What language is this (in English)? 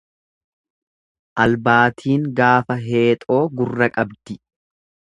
Oromo